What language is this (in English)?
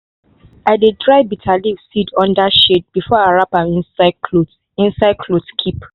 Nigerian Pidgin